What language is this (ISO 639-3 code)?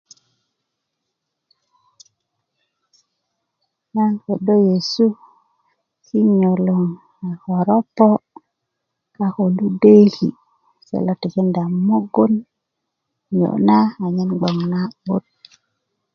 ukv